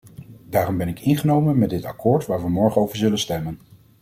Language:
Dutch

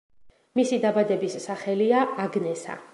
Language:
Georgian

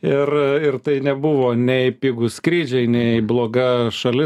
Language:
Lithuanian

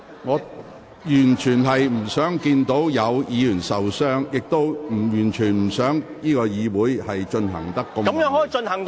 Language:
Cantonese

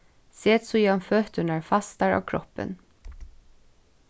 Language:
Faroese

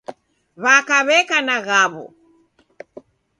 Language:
Taita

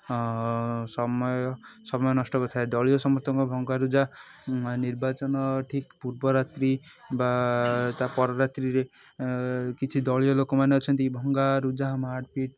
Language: Odia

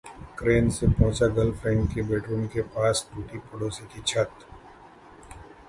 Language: Hindi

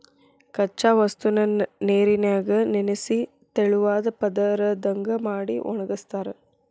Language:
Kannada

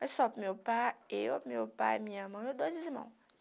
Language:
Portuguese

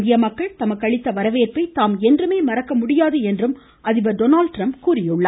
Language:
Tamil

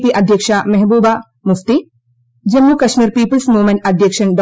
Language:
Malayalam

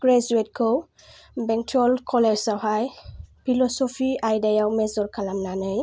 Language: Bodo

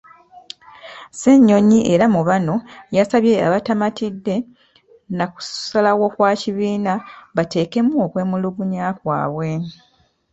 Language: Ganda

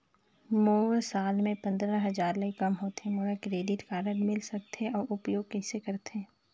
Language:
Chhattisgarhi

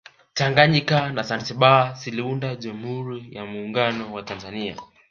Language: Swahili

